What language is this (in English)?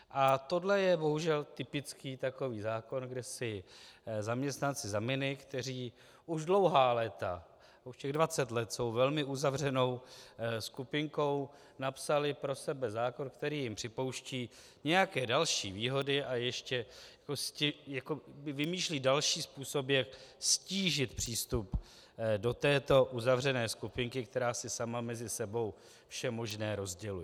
Czech